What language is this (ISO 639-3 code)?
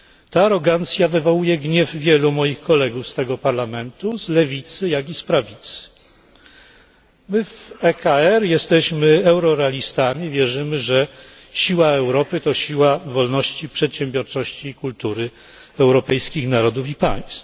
pol